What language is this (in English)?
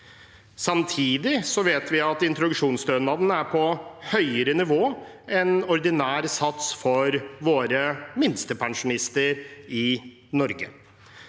Norwegian